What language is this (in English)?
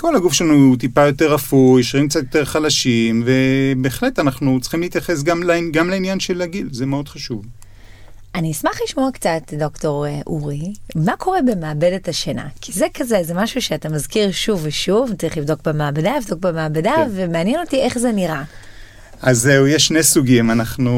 Hebrew